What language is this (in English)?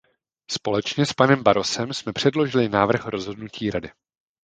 Czech